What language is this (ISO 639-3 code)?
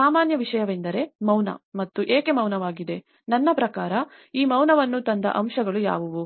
kan